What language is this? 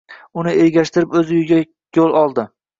Uzbek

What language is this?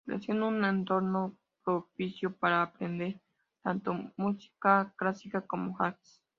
Spanish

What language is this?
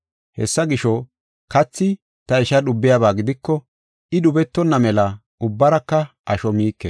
Gofa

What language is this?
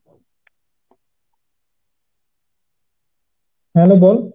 Bangla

